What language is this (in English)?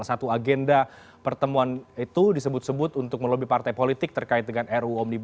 Indonesian